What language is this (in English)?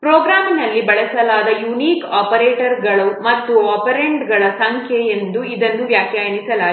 Kannada